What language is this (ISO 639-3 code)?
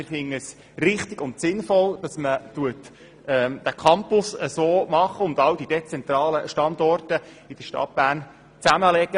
gsw